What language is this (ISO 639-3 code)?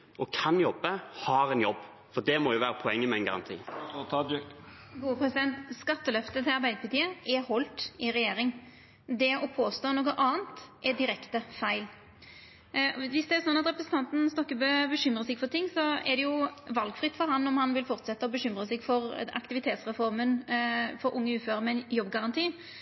nor